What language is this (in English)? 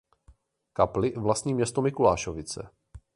Czech